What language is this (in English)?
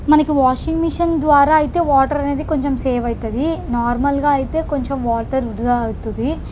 Telugu